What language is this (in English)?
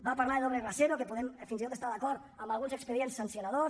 Catalan